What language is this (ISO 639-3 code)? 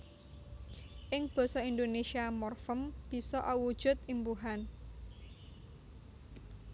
jav